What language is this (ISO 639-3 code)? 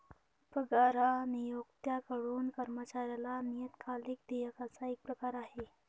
mar